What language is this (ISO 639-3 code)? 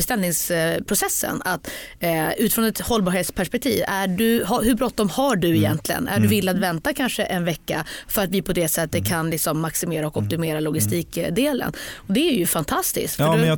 swe